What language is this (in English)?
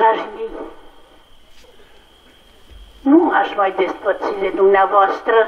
Romanian